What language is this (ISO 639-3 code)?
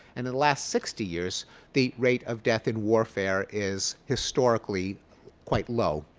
eng